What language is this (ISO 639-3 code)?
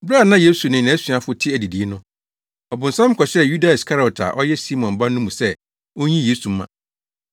aka